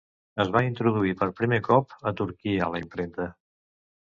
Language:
Catalan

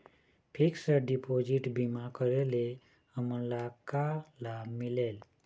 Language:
Chhattisgarhi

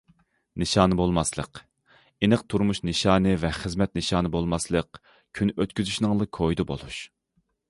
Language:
Uyghur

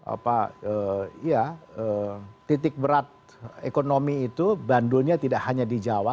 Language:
Indonesian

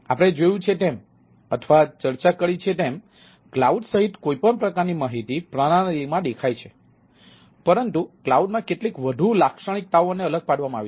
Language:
Gujarati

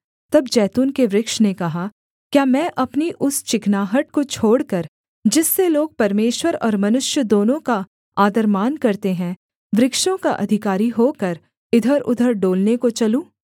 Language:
Hindi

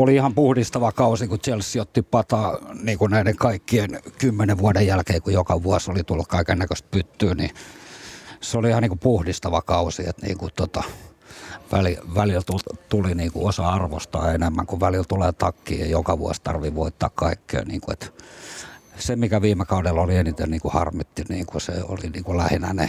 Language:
Finnish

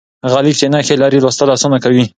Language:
Pashto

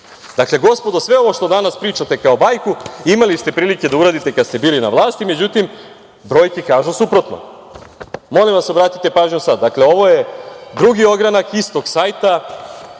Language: Serbian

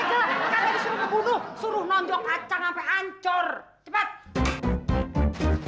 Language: Indonesian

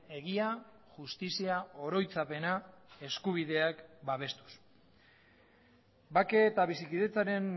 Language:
Basque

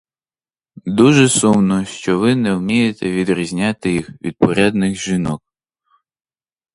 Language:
Ukrainian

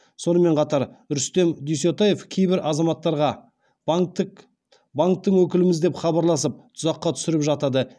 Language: Kazakh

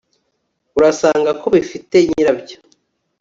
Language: Kinyarwanda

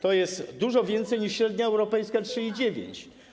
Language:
Polish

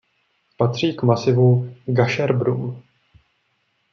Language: Czech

